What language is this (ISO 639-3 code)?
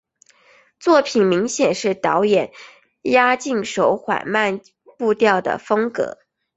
zho